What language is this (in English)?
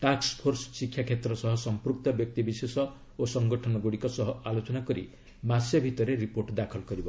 Odia